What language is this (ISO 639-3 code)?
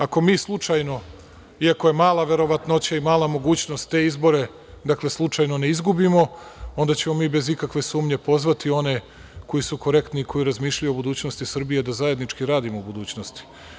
srp